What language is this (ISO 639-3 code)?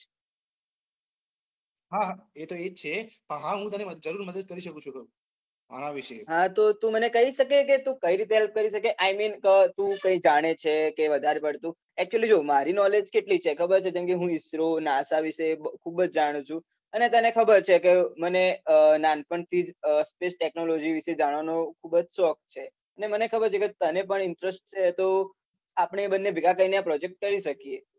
guj